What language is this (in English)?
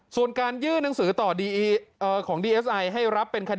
Thai